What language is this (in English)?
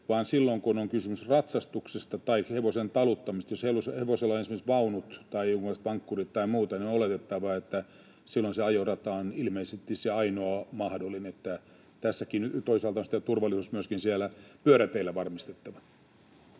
Finnish